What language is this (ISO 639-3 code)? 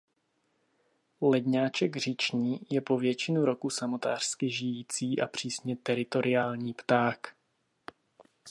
ces